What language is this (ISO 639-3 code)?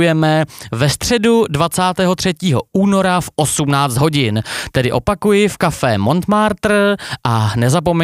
ces